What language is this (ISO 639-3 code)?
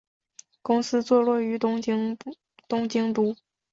zho